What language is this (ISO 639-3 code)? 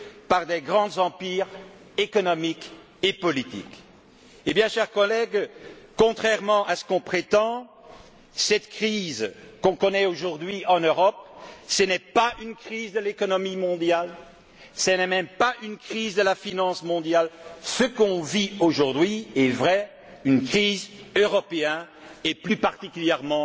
fra